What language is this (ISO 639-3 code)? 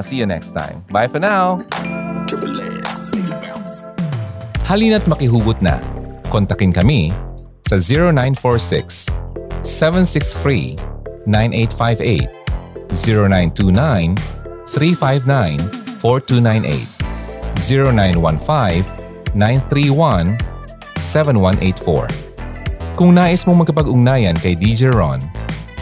fil